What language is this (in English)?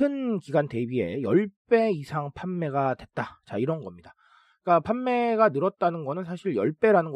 Korean